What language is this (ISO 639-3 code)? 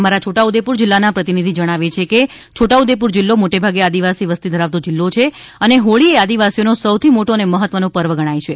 guj